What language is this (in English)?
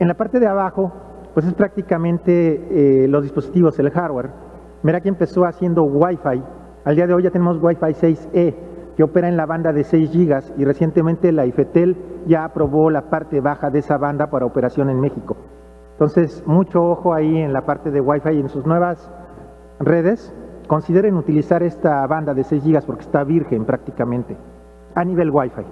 Spanish